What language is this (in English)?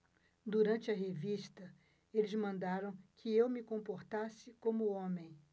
Portuguese